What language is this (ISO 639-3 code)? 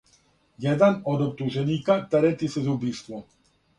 srp